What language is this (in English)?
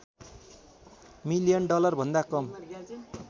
Nepali